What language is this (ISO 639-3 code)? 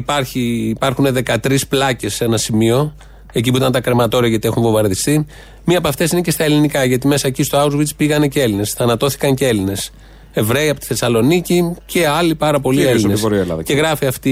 ell